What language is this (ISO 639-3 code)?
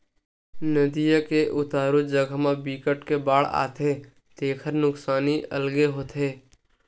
hne